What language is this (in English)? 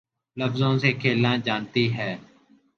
Urdu